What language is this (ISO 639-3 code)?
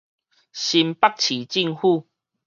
nan